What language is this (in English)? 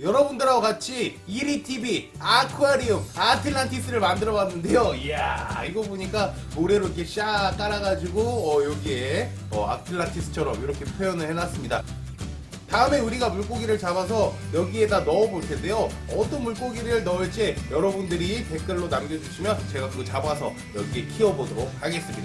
Korean